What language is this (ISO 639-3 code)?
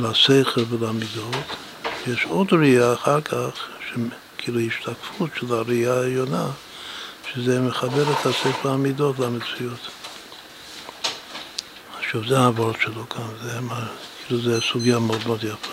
heb